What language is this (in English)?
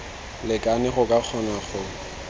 Tswana